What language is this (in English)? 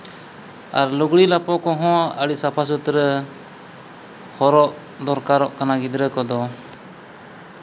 Santali